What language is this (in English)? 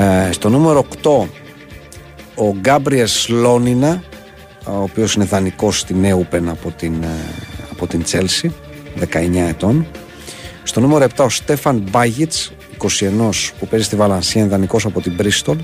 Greek